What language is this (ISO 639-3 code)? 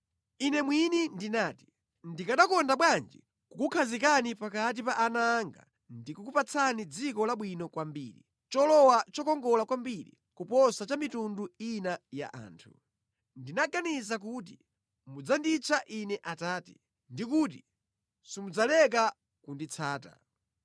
nya